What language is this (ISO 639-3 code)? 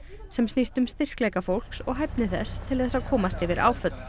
isl